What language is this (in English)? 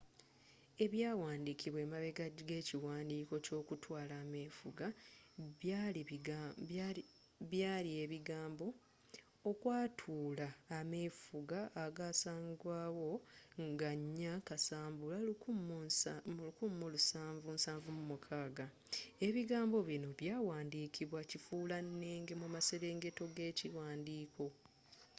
Ganda